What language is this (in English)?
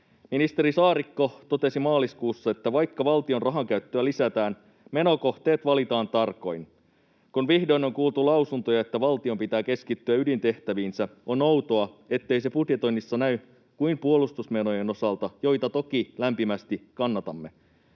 Finnish